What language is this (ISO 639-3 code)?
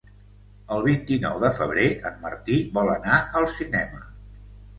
cat